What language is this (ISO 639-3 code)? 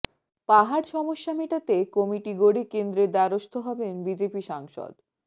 ben